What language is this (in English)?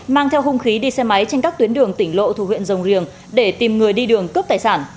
Vietnamese